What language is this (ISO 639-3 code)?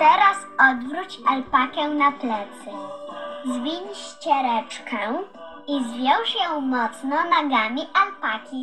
pol